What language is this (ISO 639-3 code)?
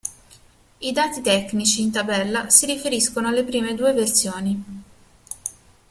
ita